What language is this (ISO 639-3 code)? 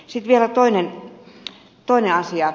fin